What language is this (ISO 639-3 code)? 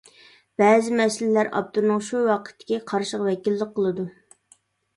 uig